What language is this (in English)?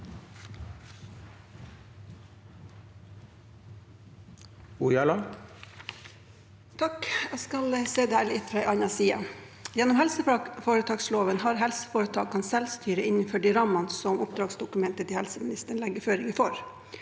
Norwegian